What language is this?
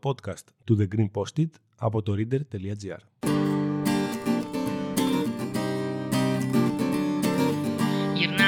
Greek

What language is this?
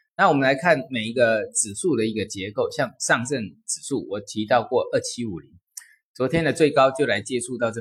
Chinese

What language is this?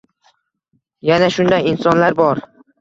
Uzbek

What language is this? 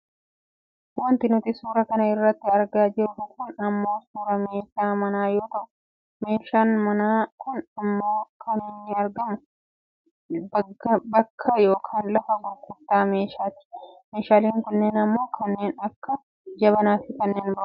Oromo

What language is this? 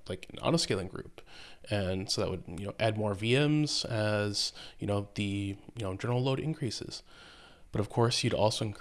English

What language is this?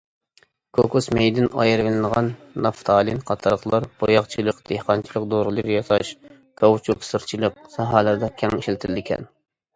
Uyghur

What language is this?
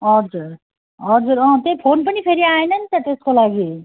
Nepali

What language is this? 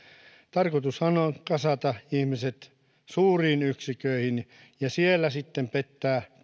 Finnish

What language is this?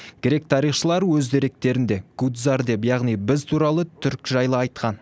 Kazakh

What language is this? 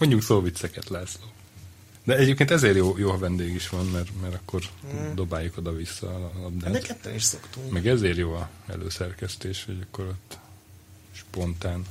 Hungarian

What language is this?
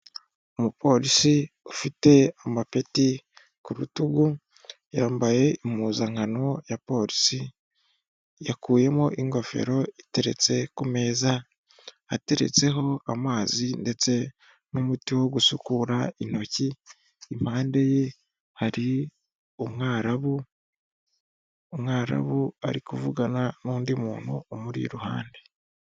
Kinyarwanda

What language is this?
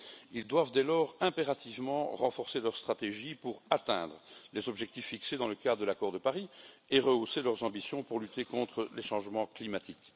French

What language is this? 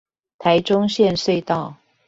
Chinese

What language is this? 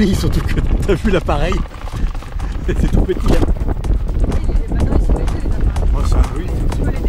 French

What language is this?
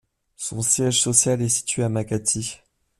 French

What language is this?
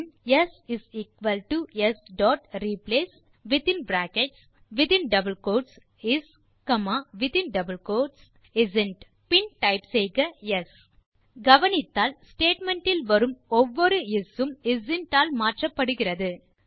Tamil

